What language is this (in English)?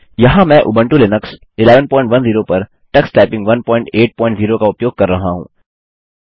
Hindi